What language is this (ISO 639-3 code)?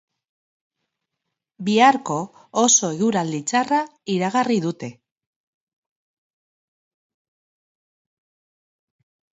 eus